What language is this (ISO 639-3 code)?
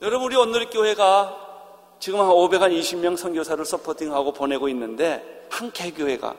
kor